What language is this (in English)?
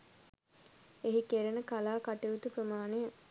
Sinhala